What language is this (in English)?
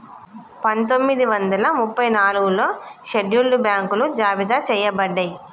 Telugu